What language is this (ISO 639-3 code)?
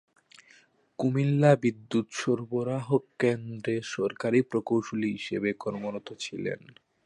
ben